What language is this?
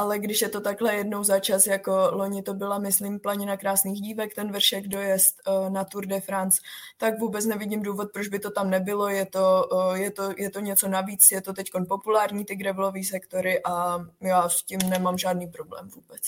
Czech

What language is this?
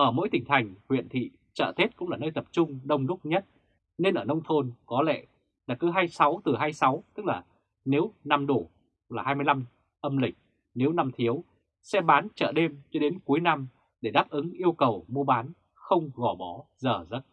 Vietnamese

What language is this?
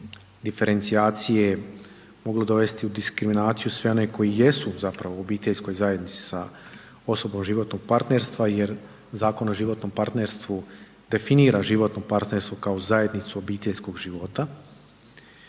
Croatian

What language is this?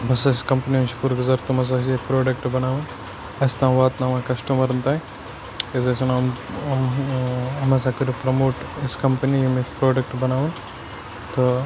Kashmiri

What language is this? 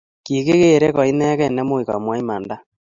Kalenjin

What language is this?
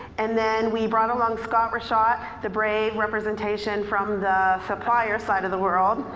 English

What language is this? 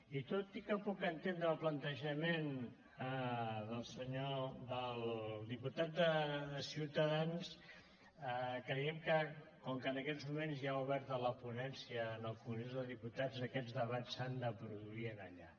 Catalan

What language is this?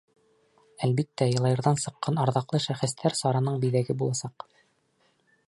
Bashkir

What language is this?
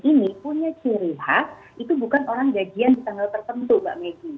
Indonesian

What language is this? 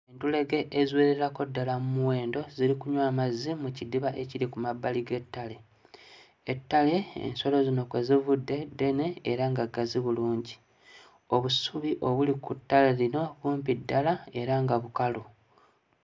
Ganda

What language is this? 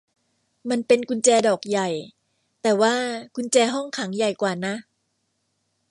Thai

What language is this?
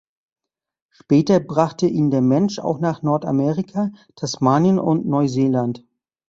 German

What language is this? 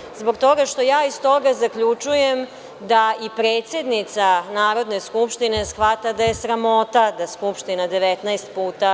Serbian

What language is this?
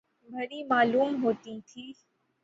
Urdu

